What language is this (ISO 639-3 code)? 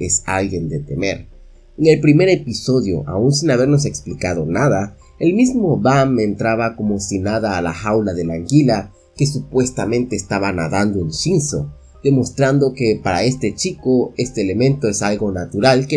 spa